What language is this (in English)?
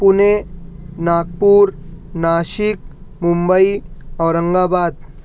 Urdu